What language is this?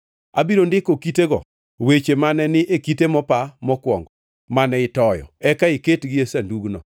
Luo (Kenya and Tanzania)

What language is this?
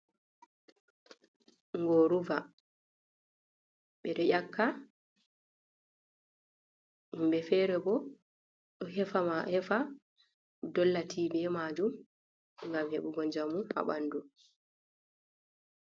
Fula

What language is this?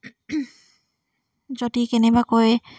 Assamese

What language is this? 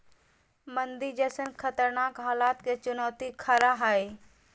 Magahi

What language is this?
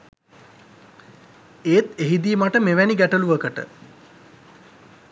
Sinhala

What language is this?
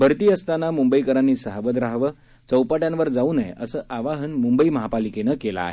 Marathi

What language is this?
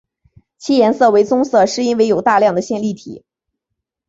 Chinese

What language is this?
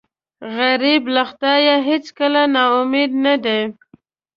Pashto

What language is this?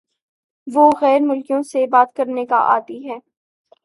Urdu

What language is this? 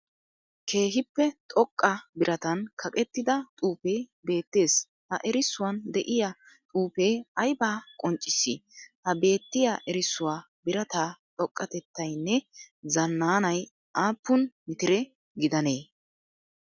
Wolaytta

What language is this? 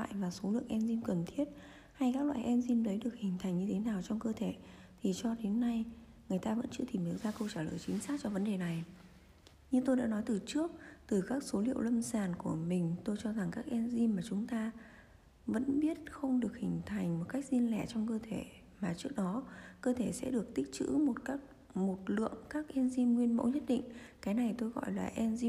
Vietnamese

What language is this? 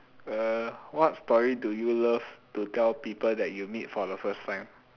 English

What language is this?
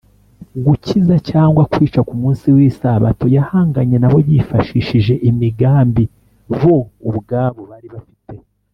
Kinyarwanda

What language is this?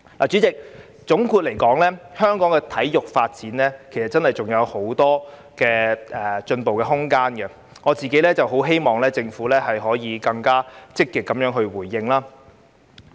Cantonese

